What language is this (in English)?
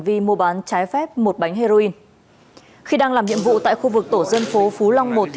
Vietnamese